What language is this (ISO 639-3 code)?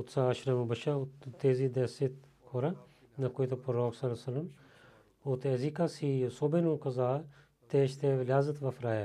bul